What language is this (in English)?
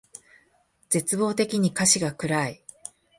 Japanese